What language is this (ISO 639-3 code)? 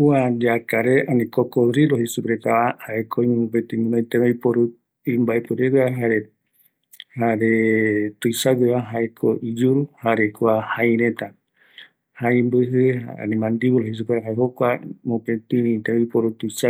gui